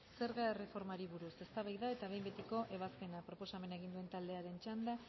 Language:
Basque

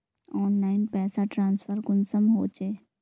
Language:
Magahi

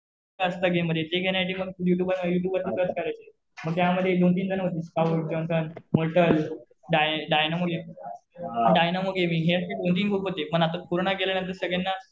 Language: Marathi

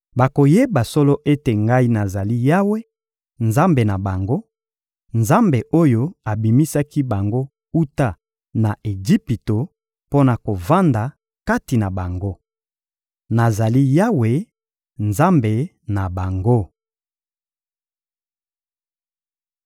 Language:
Lingala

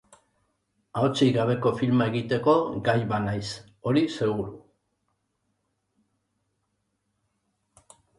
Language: Basque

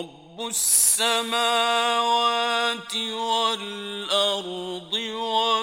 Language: Arabic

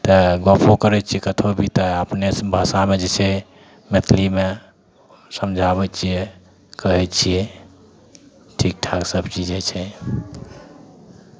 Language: Maithili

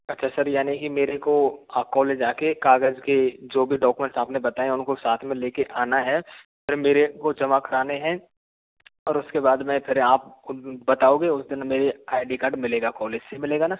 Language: Hindi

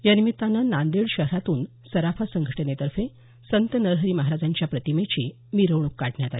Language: Marathi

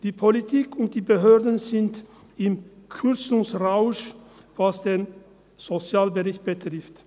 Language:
Swiss German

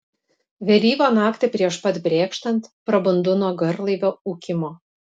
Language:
Lithuanian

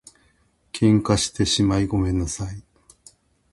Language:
Japanese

